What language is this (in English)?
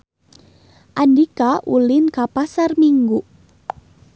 Sundanese